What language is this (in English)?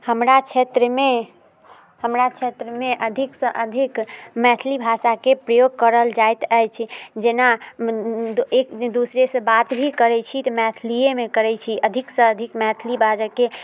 Maithili